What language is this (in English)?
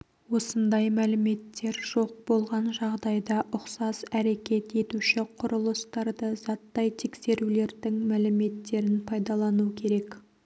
Kazakh